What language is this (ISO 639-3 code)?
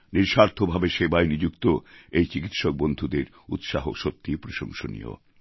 ben